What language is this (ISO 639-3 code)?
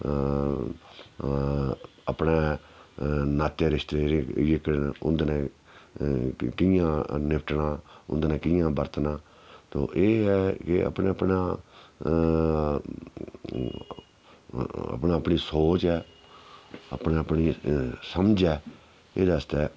doi